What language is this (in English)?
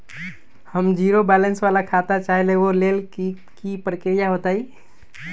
Magahi